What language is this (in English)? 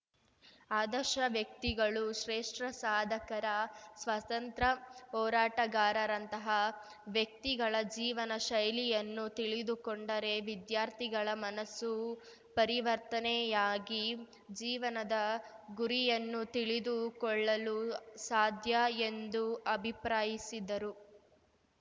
Kannada